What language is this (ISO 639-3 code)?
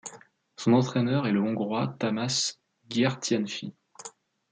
fra